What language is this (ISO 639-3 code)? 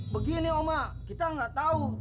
ind